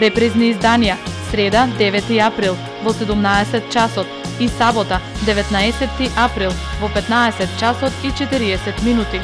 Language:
Macedonian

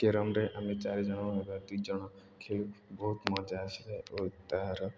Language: Odia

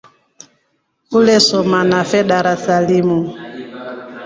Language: Rombo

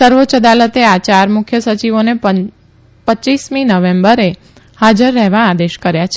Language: Gujarati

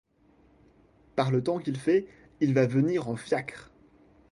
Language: French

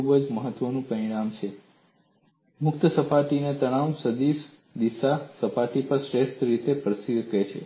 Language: Gujarati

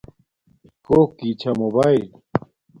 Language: Domaaki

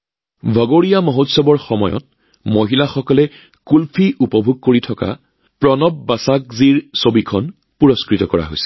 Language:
Assamese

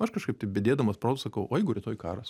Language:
Lithuanian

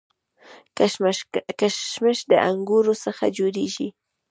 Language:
Pashto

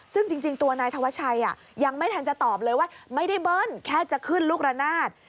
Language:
Thai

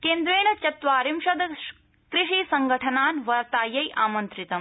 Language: Sanskrit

